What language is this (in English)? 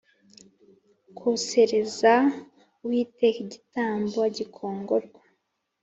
Kinyarwanda